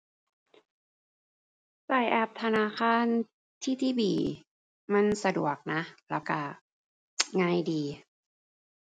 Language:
Thai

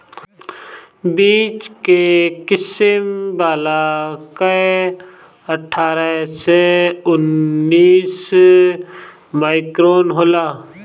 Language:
Bhojpuri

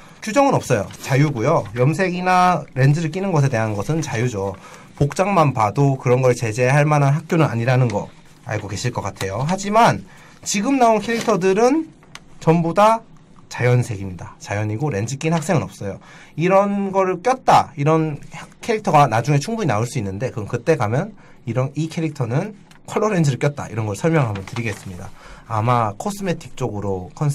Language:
Korean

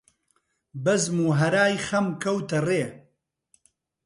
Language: Central Kurdish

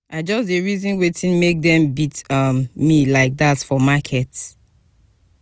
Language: Nigerian Pidgin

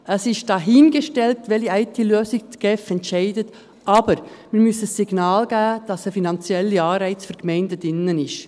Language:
Swiss German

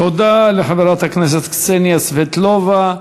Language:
Hebrew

